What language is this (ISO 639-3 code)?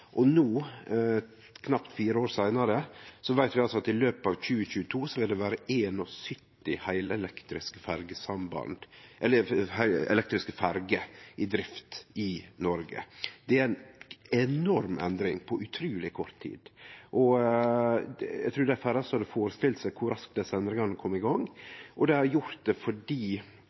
nno